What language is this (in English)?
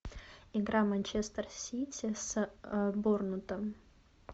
Russian